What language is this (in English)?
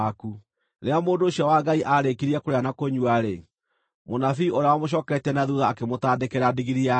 Kikuyu